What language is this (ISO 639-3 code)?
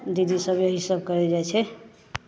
mai